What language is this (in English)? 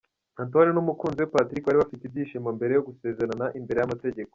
Kinyarwanda